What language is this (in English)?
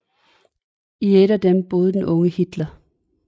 Danish